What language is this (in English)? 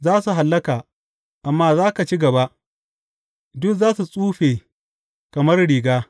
Hausa